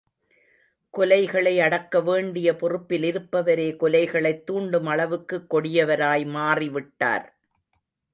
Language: Tamil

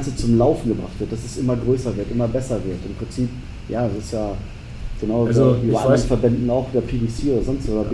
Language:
German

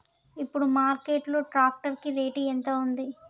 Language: Telugu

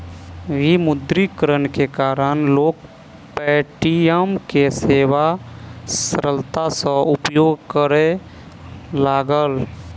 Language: Maithili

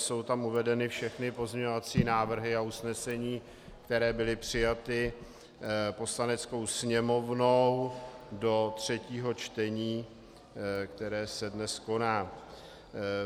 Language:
Czech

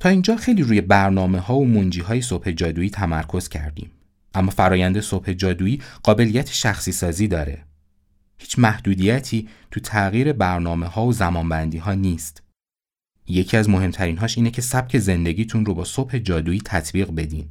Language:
Persian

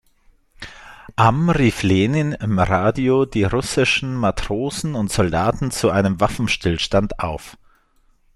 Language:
German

